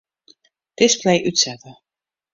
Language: Western Frisian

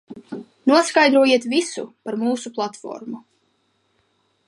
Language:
Latvian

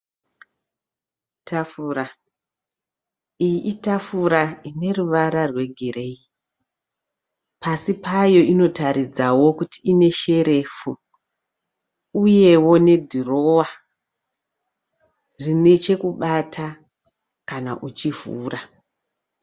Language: Shona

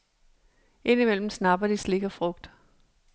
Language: Danish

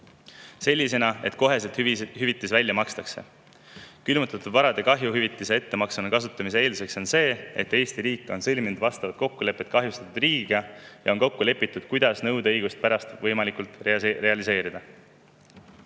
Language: Estonian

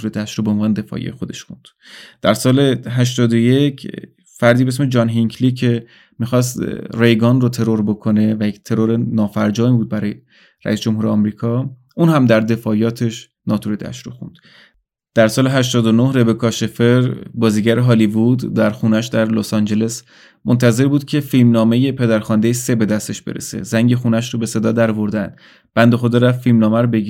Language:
Persian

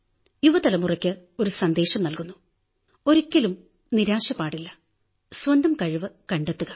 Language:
Malayalam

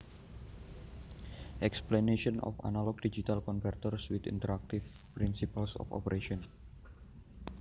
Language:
Javanese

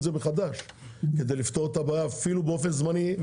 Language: Hebrew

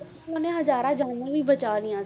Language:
Punjabi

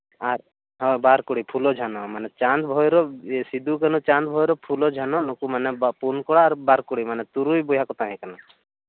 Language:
Santali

